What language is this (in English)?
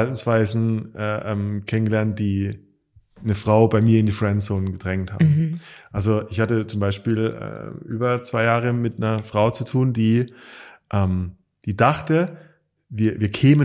German